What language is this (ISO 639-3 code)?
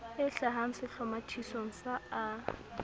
sot